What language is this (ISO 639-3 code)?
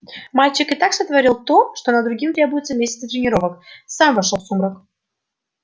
rus